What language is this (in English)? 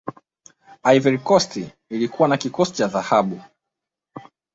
Swahili